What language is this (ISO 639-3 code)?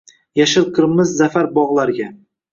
uzb